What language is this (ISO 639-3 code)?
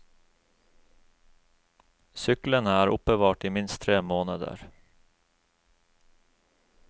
nor